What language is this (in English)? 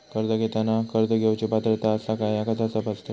Marathi